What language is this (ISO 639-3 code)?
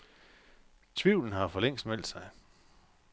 dan